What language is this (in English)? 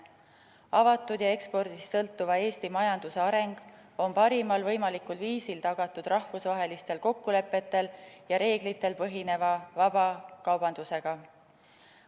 Estonian